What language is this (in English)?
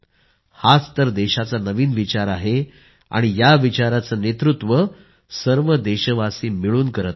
Marathi